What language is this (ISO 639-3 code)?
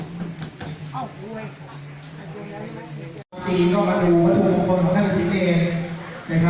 tha